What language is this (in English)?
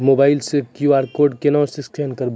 Maithili